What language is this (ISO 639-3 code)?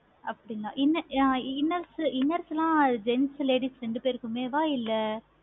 tam